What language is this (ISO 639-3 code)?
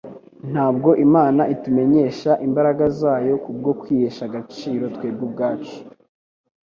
kin